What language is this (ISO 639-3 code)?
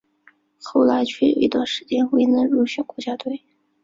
zho